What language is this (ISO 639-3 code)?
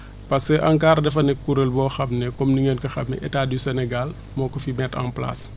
wol